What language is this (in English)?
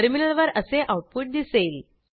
Marathi